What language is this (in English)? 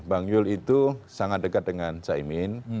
Indonesian